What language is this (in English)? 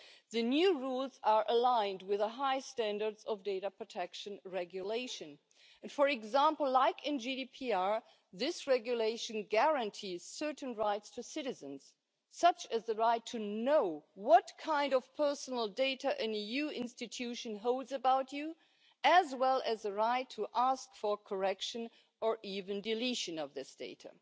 English